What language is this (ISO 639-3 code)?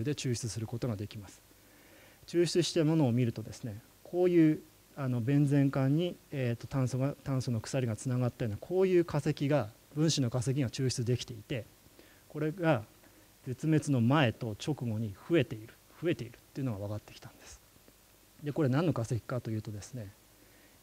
jpn